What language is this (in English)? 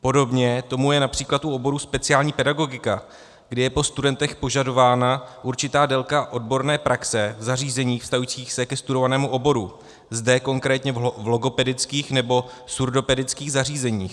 Czech